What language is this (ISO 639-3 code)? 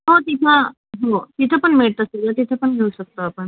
mar